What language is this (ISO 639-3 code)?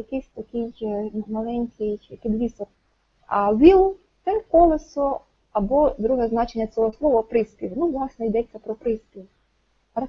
ukr